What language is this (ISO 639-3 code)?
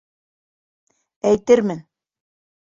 bak